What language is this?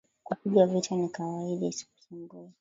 Swahili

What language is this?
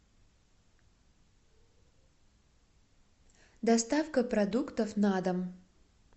Russian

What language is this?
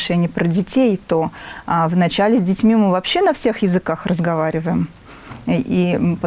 Russian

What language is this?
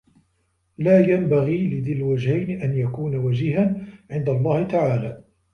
Arabic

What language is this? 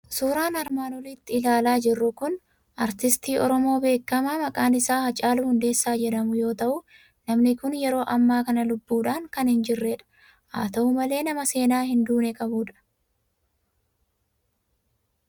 Oromo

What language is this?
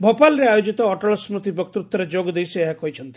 Odia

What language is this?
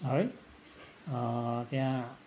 Nepali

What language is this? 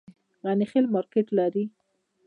Pashto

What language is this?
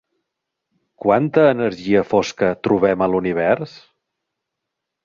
Catalan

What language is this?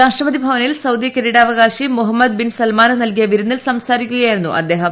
Malayalam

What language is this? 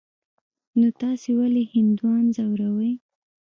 Pashto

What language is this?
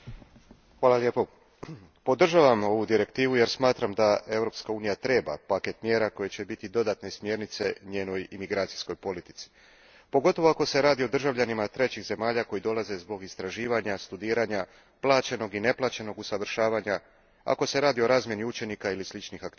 Croatian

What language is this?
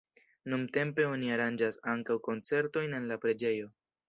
Esperanto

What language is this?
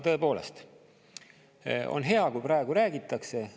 Estonian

